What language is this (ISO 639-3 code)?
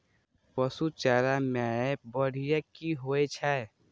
mai